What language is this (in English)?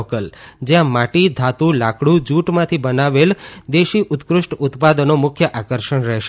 Gujarati